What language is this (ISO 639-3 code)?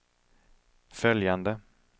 swe